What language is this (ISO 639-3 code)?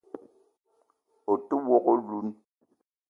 eto